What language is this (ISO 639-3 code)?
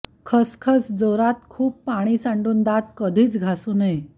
mar